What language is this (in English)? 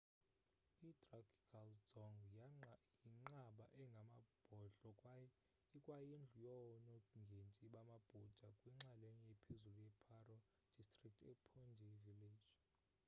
Xhosa